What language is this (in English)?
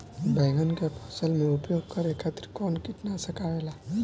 Bhojpuri